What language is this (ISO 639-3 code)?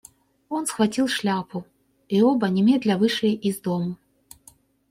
rus